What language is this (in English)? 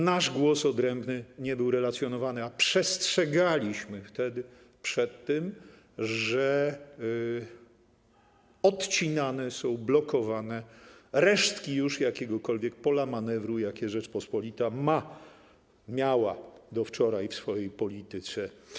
Polish